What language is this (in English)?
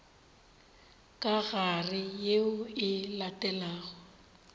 Northern Sotho